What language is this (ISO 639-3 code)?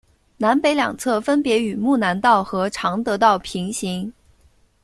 zho